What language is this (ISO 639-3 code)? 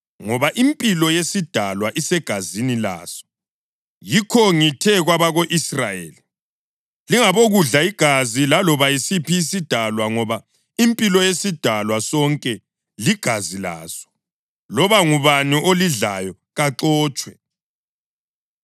nde